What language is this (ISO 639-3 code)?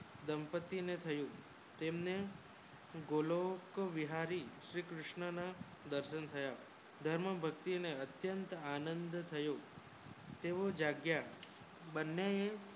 guj